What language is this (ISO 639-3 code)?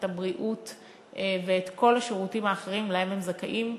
heb